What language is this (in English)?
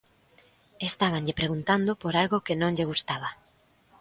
Galician